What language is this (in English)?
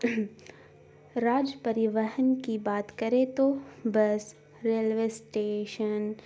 Urdu